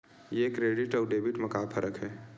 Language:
Chhattisgarhi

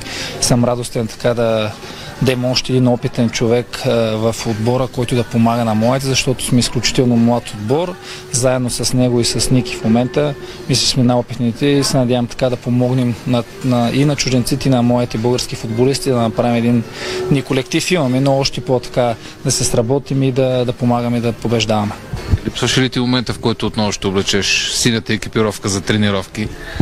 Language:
Bulgarian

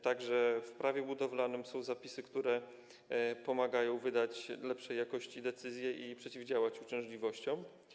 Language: Polish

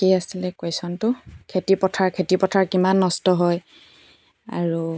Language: Assamese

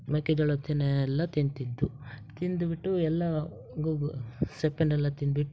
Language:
Kannada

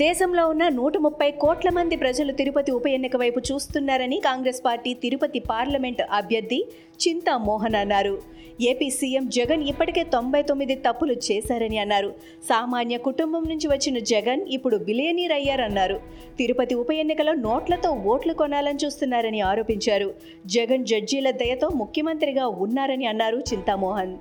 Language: Telugu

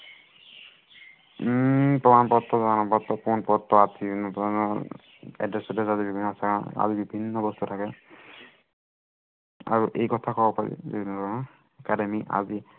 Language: Assamese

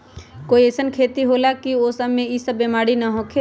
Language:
Magahi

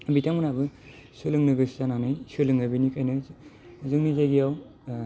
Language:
Bodo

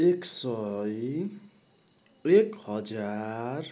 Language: Nepali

